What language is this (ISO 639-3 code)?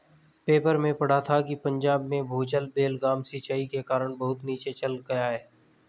hin